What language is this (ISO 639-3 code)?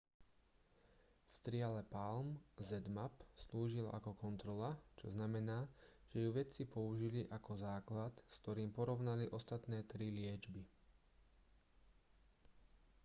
slk